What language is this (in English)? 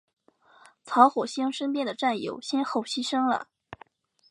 Chinese